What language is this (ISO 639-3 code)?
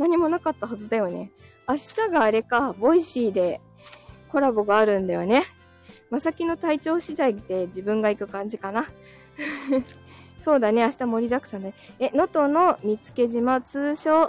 jpn